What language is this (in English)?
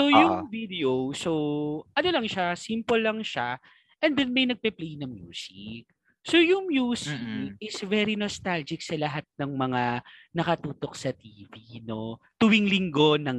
Filipino